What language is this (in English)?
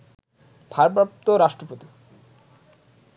Bangla